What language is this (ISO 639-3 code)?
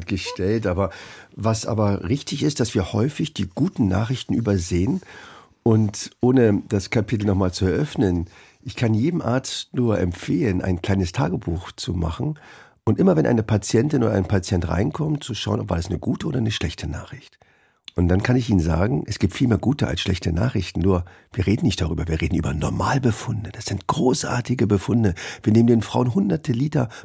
deu